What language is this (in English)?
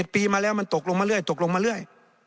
Thai